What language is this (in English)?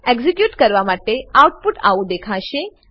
Gujarati